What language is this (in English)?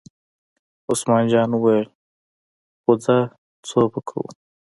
Pashto